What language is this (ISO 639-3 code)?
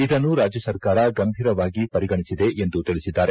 kan